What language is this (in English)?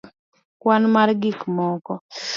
Luo (Kenya and Tanzania)